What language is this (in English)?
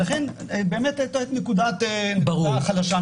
Hebrew